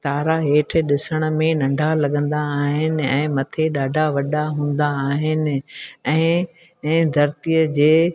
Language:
Sindhi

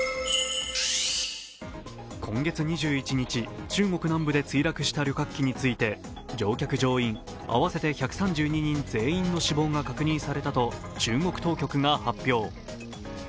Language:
Japanese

